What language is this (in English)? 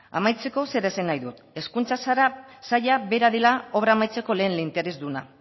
Basque